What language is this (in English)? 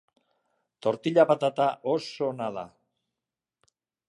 Basque